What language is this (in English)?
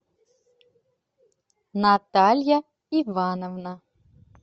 Russian